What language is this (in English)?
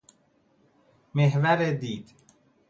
Persian